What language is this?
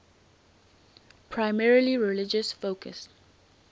English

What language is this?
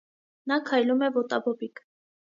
Armenian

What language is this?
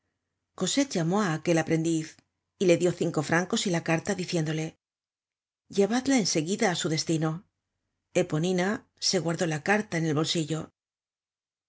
Spanish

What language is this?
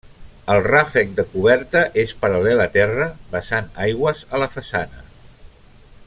Catalan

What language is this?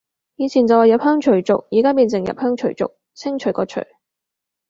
Cantonese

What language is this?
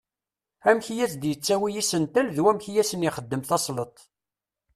Kabyle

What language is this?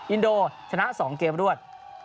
Thai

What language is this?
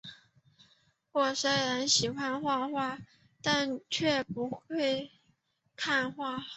Chinese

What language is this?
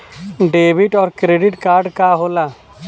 Bhojpuri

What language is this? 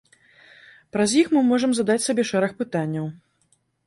Belarusian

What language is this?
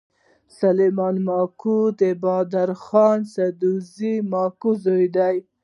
Pashto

